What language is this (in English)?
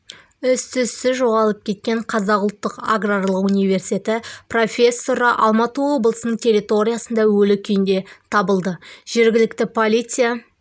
Kazakh